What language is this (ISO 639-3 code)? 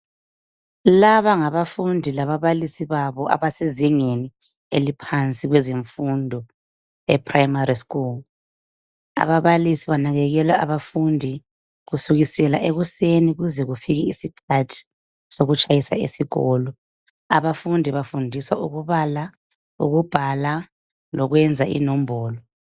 nde